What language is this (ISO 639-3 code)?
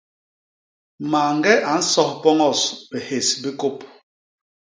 bas